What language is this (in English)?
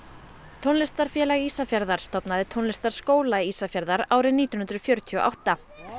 Icelandic